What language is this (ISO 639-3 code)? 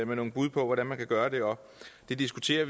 dan